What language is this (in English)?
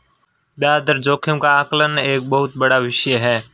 Hindi